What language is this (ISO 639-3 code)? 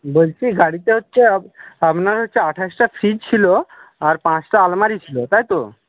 ben